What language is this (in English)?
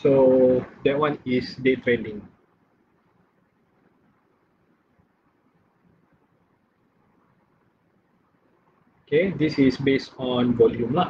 Malay